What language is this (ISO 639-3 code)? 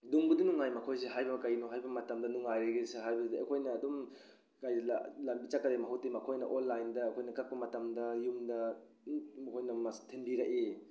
mni